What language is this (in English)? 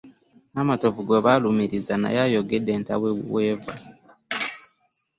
Ganda